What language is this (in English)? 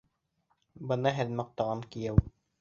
Bashkir